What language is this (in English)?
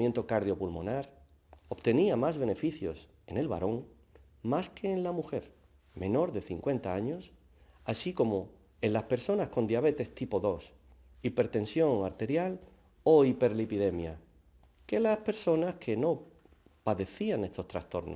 Spanish